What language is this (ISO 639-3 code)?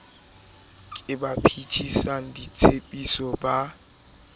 sot